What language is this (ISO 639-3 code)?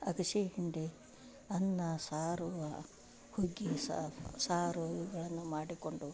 kan